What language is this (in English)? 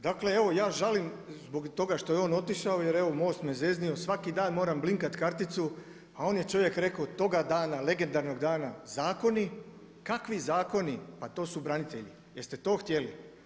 Croatian